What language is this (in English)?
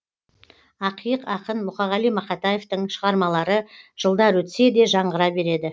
Kazakh